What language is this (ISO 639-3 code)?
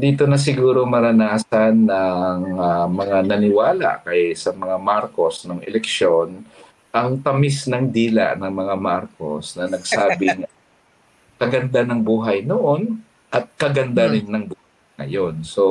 fil